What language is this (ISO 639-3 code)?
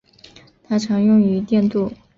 zho